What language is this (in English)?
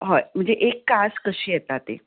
Konkani